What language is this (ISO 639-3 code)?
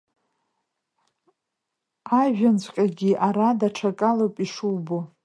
abk